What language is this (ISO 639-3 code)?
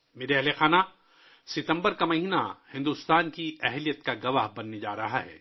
urd